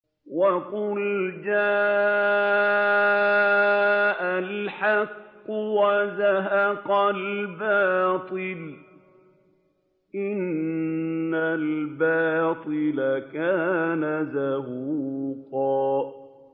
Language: Arabic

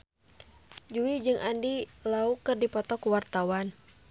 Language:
Sundanese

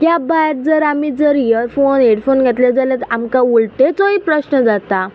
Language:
Konkani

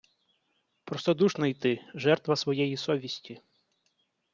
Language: Ukrainian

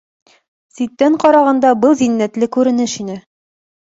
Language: Bashkir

